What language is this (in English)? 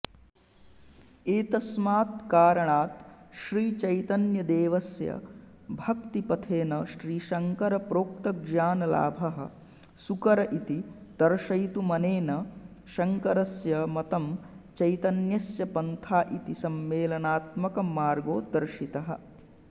Sanskrit